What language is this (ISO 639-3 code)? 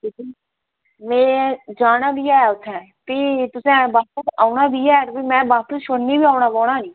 doi